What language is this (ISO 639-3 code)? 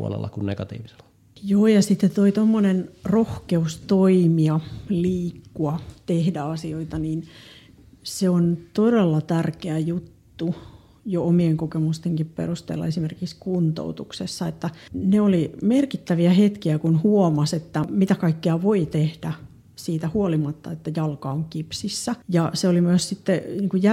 fin